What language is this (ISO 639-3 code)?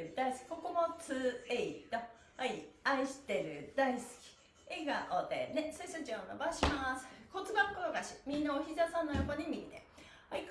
jpn